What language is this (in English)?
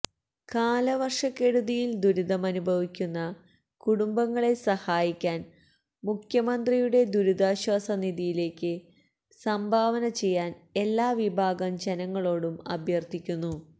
Malayalam